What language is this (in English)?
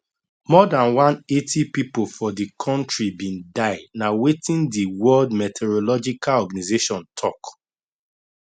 Nigerian Pidgin